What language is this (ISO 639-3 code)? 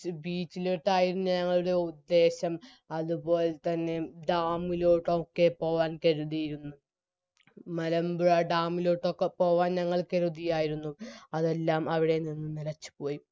mal